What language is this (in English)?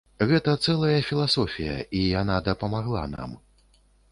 Belarusian